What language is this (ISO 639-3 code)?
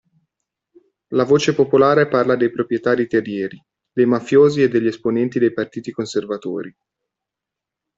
ita